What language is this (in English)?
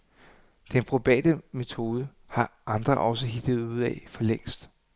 Danish